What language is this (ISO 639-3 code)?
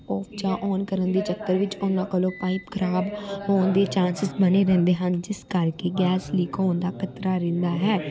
pan